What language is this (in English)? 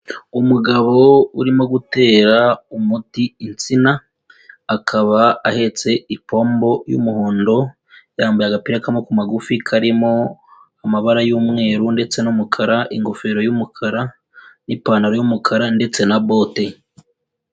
Kinyarwanda